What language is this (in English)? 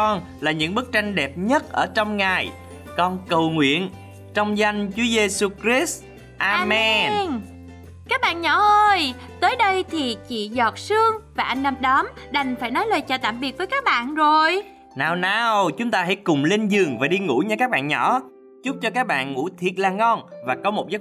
Vietnamese